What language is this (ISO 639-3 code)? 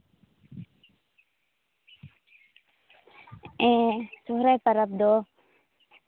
sat